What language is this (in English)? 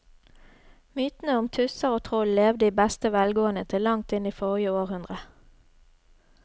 Norwegian